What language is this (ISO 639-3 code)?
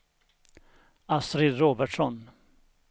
swe